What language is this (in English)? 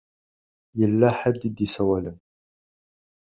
Kabyle